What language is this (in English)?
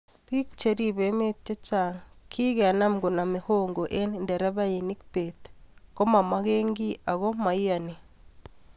Kalenjin